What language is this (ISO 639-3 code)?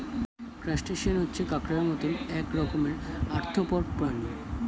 ben